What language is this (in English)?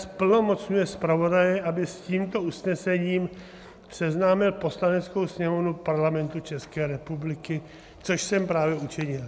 Czech